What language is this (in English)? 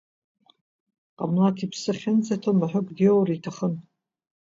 Abkhazian